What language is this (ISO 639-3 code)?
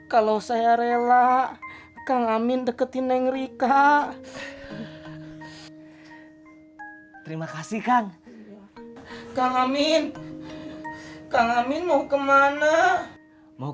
ind